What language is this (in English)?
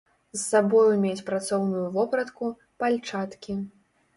Belarusian